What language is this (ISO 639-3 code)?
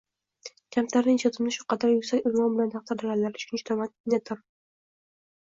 uzb